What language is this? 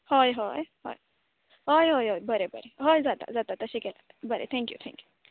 Konkani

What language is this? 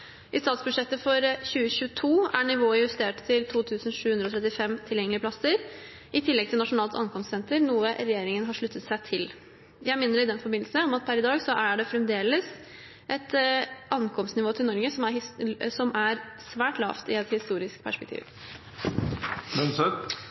Norwegian Bokmål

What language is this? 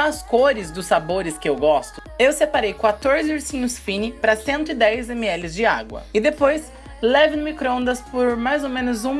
Portuguese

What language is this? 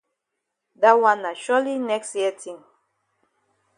Cameroon Pidgin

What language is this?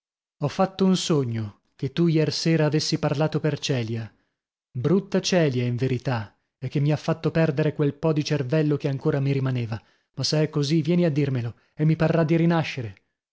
Italian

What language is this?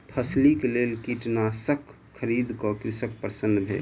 Maithili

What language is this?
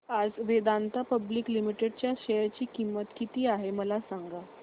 Marathi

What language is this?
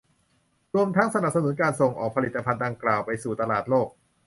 Thai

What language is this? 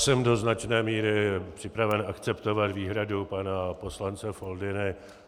Czech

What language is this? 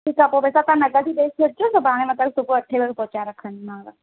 Sindhi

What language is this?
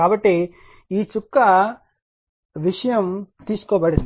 Telugu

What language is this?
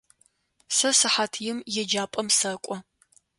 Adyghe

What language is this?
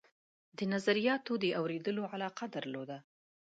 Pashto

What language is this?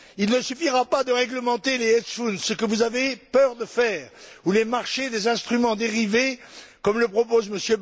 French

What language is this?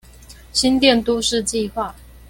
Chinese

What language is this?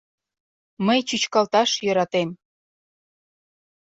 Mari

